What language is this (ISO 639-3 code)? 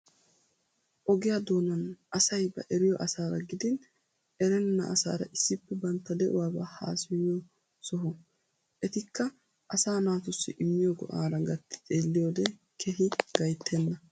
wal